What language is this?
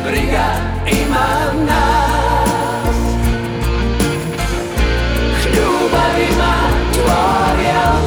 Croatian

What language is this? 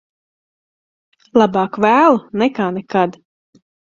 Latvian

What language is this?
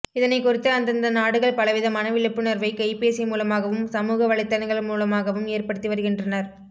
Tamil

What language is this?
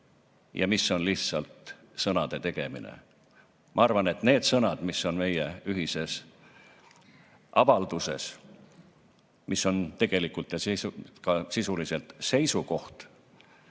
Estonian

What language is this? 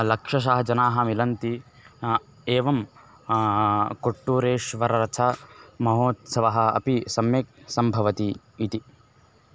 Sanskrit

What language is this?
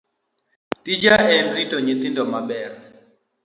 Luo (Kenya and Tanzania)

